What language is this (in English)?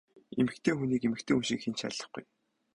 Mongolian